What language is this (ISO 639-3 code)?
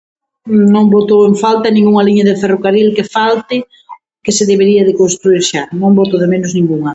glg